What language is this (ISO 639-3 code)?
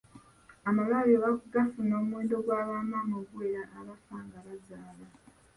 lug